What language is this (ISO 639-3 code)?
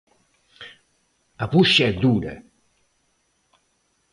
por